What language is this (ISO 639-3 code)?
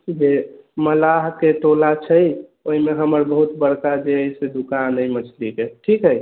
mai